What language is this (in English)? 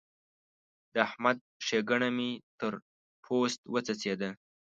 Pashto